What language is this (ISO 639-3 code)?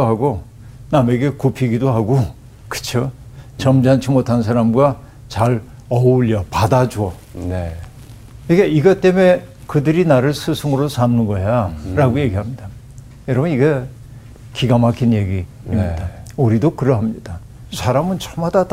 kor